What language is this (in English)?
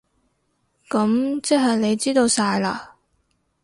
Cantonese